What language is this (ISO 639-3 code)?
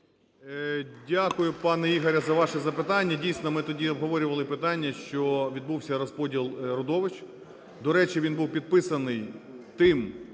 ukr